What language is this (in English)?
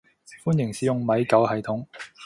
Cantonese